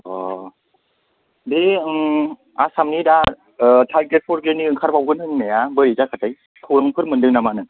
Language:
Bodo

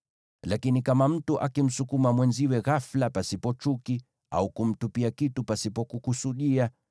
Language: Swahili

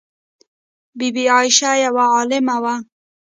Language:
Pashto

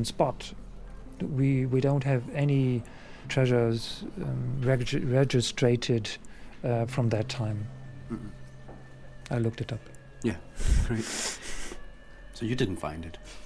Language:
Danish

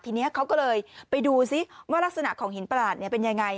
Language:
Thai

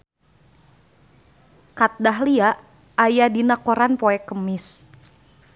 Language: Sundanese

